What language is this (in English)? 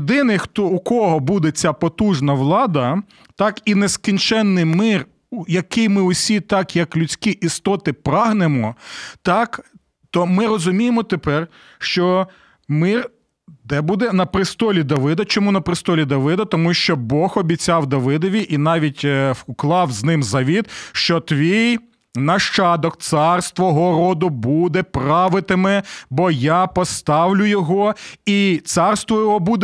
Ukrainian